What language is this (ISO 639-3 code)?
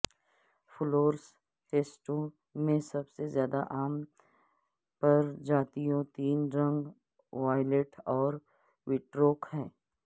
urd